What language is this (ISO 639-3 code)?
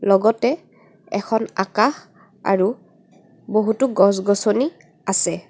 asm